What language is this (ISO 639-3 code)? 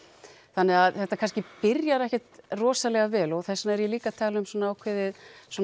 isl